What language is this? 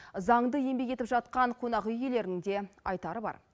Kazakh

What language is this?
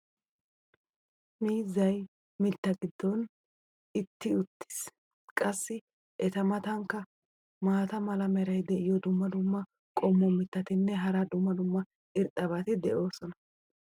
Wolaytta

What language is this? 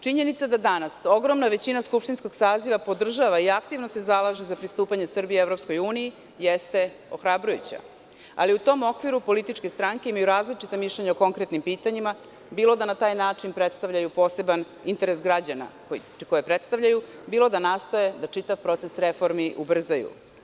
Serbian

